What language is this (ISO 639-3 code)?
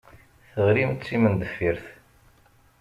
kab